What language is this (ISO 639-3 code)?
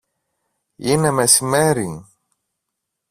ell